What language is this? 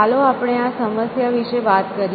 Gujarati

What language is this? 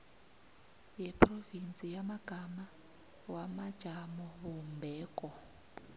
South Ndebele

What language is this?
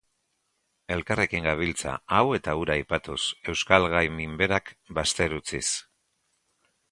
Basque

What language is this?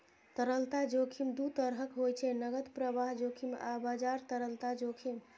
Maithili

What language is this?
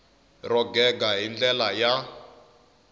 Tsonga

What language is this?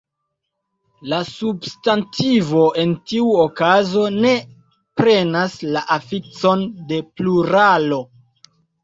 Esperanto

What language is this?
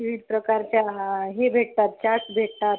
Marathi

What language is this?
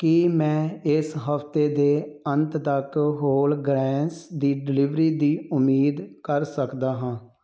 Punjabi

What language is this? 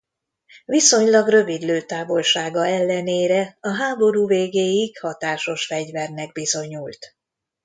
Hungarian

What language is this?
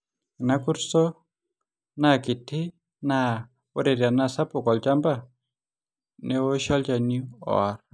Masai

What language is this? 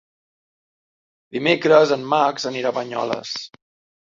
Catalan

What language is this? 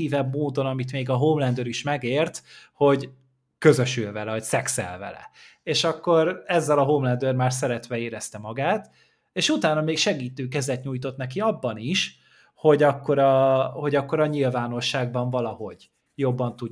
Hungarian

